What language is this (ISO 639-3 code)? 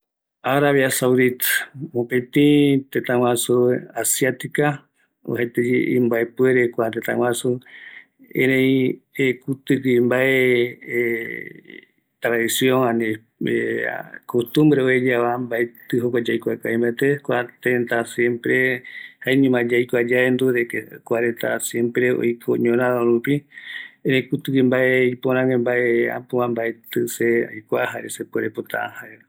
gui